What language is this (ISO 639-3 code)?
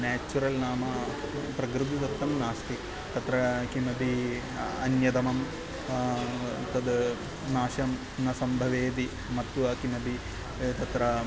san